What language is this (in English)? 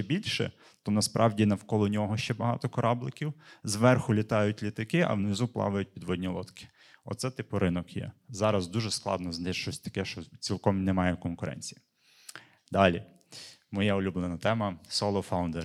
Ukrainian